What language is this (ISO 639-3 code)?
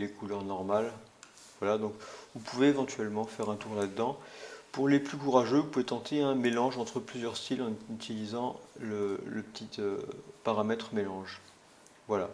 fra